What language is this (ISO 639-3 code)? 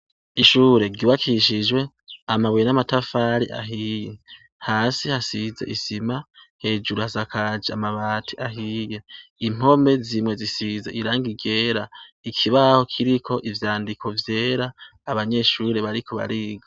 run